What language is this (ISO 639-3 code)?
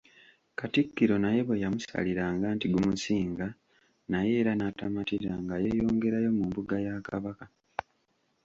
lug